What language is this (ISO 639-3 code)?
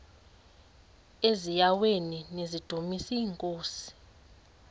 xho